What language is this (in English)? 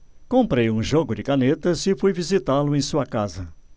Portuguese